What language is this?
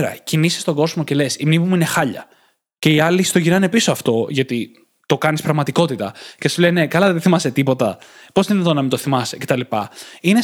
Greek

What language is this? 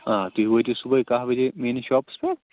Kashmiri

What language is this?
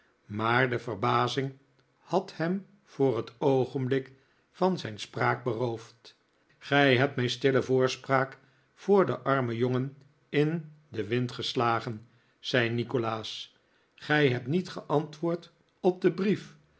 Dutch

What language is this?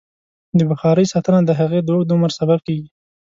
Pashto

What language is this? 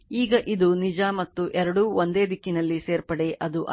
Kannada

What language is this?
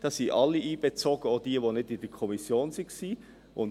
Swiss German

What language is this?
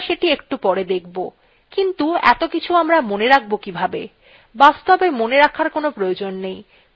Bangla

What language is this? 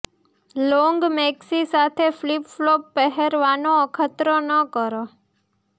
Gujarati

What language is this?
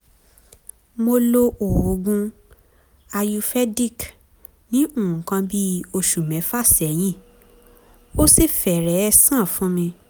Yoruba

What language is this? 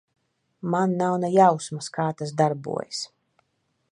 Latvian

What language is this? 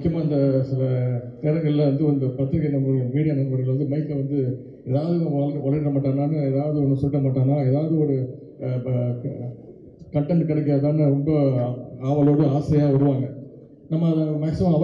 Arabic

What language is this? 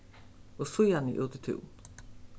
Faroese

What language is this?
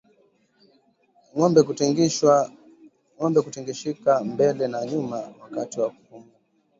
Swahili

